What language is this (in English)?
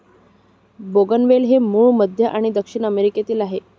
Marathi